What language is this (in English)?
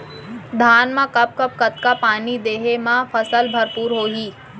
Chhattisgarhi